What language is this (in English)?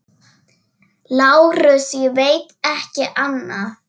Icelandic